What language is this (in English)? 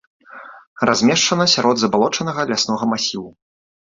Belarusian